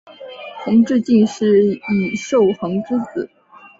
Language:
Chinese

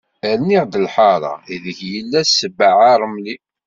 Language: Kabyle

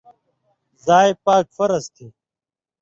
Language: Indus Kohistani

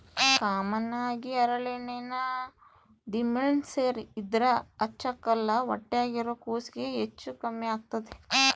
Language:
Kannada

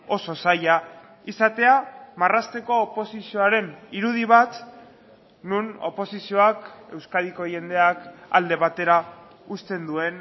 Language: Basque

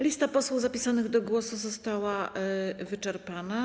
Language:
Polish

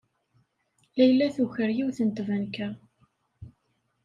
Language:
Kabyle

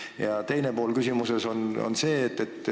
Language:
Estonian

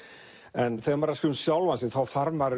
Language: Icelandic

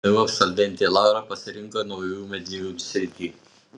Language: Lithuanian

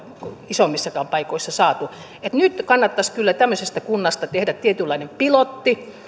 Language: Finnish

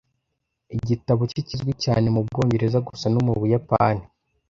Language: Kinyarwanda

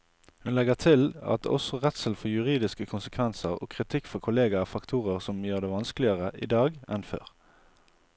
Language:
Norwegian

